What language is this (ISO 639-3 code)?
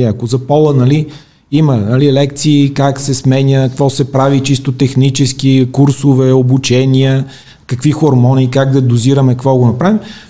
bul